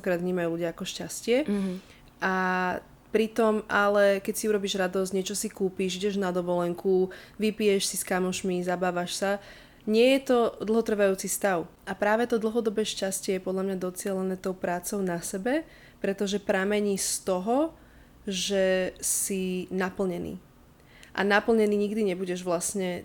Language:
Slovak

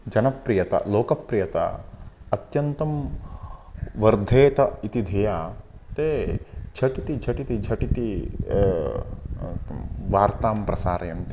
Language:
Sanskrit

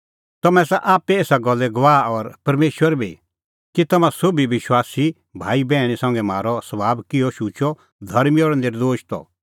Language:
Kullu Pahari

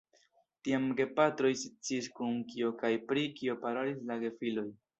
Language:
Esperanto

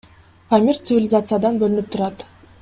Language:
Kyrgyz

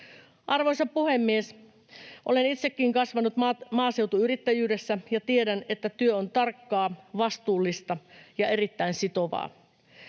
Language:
Finnish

